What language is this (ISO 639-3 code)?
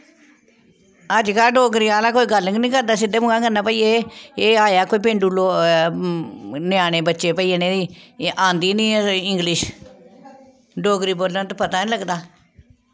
doi